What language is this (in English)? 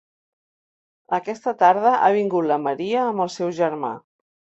Catalan